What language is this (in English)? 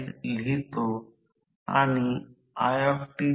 Marathi